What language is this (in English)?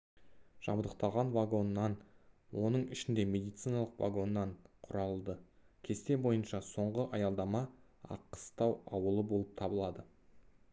Kazakh